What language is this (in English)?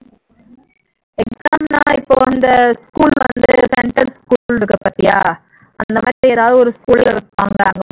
Tamil